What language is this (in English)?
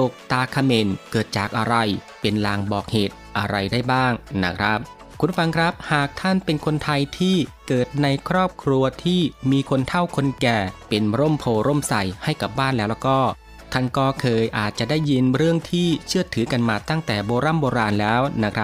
Thai